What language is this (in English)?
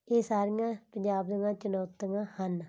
Punjabi